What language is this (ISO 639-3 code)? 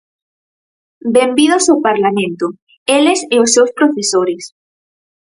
glg